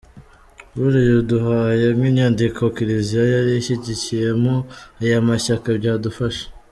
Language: Kinyarwanda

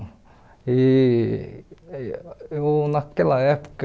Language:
Portuguese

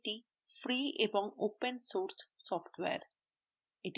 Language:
Bangla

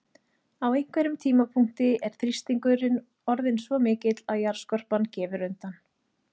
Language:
Icelandic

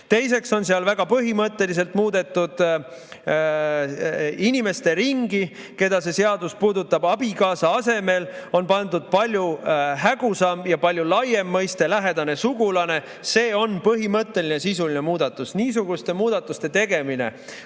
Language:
Estonian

